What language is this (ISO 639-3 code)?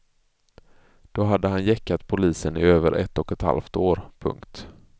swe